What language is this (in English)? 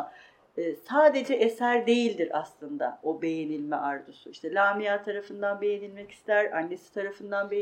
Turkish